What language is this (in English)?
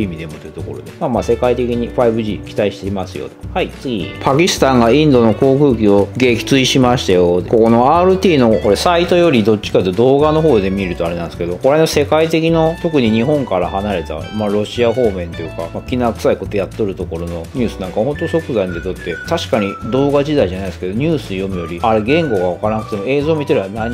Japanese